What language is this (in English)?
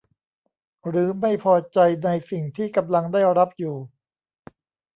Thai